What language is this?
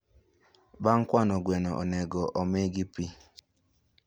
Luo (Kenya and Tanzania)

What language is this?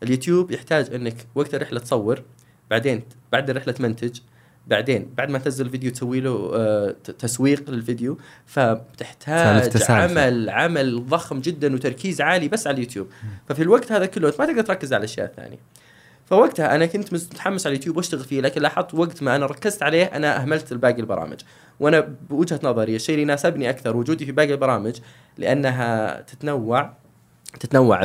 Arabic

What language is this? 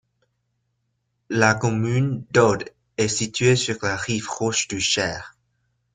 French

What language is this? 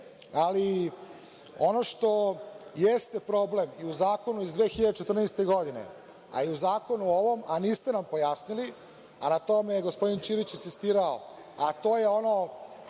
Serbian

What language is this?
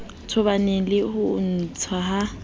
Southern Sotho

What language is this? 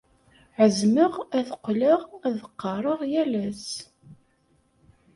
Kabyle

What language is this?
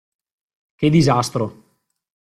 Italian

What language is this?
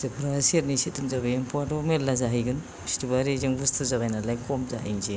Bodo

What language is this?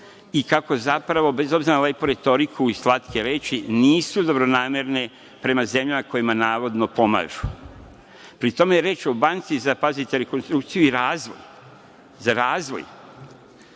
Serbian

